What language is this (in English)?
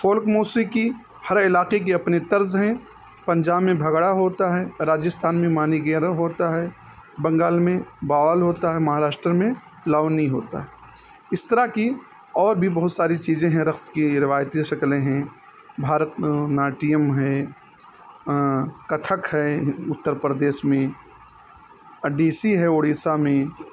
Urdu